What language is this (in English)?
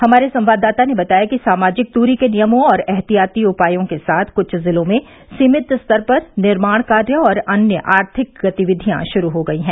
Hindi